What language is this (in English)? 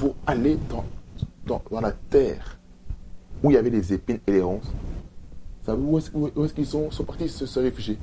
French